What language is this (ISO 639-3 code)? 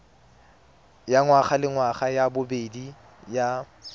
tsn